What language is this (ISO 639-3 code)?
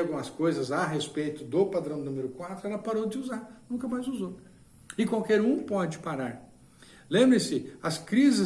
por